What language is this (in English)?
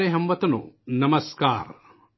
Urdu